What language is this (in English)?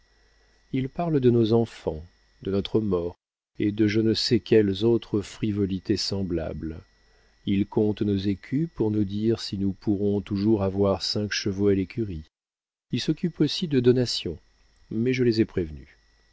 French